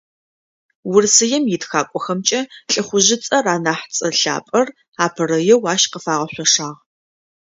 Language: Adyghe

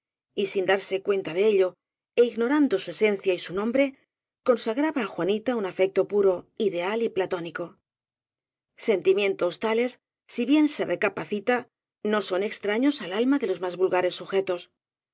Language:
Spanish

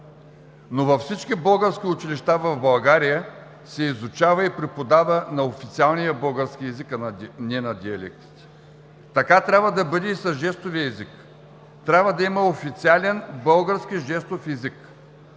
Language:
Bulgarian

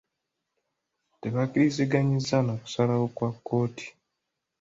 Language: Ganda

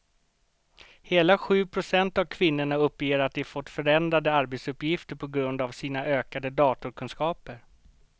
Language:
Swedish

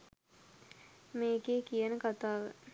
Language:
Sinhala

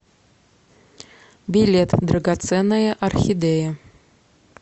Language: Russian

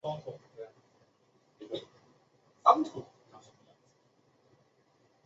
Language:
Chinese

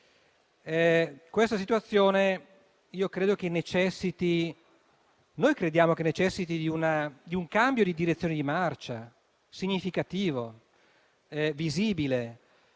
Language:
Italian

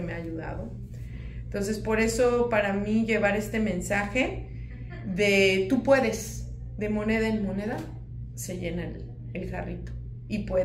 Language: Spanish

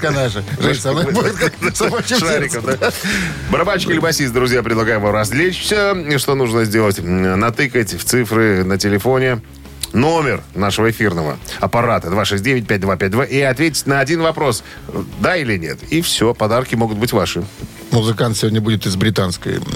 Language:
Russian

